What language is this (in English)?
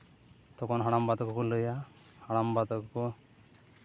Santali